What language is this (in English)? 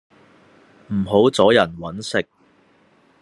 Cantonese